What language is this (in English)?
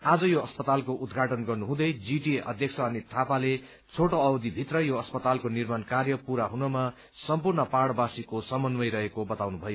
Nepali